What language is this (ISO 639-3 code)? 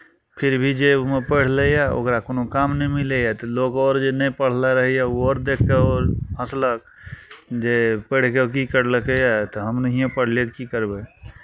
mai